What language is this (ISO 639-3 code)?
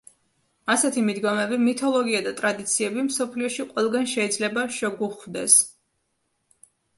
kat